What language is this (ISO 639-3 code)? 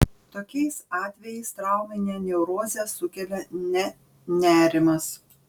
lit